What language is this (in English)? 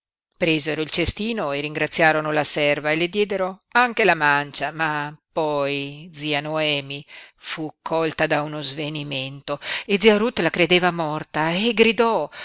Italian